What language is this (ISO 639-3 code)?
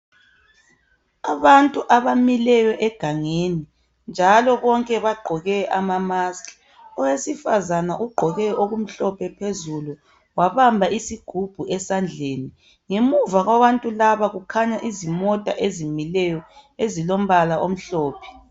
nde